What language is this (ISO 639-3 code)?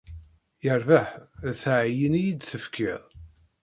kab